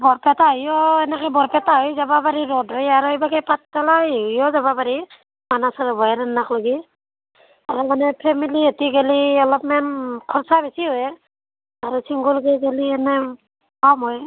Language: Assamese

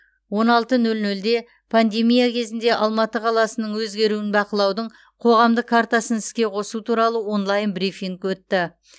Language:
Kazakh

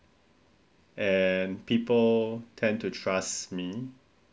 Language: English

